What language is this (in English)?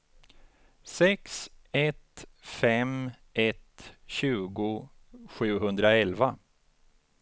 Swedish